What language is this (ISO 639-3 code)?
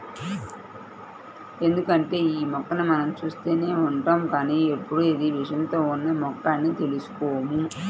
tel